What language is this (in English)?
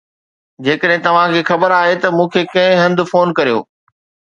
Sindhi